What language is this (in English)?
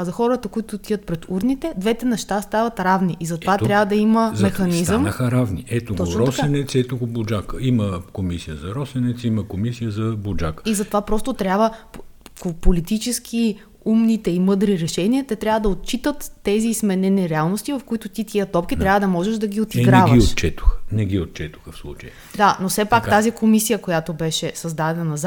Bulgarian